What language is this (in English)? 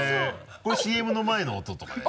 Japanese